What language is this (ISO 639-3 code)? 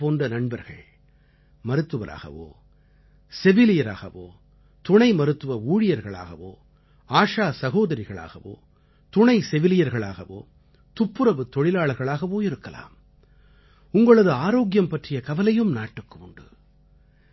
tam